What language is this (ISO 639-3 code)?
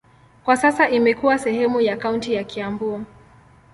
swa